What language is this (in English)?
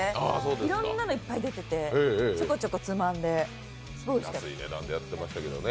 Japanese